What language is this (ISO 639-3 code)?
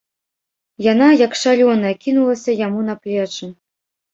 bel